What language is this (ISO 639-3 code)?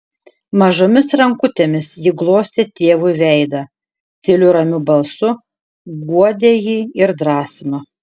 lit